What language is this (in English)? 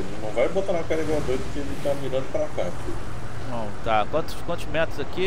Portuguese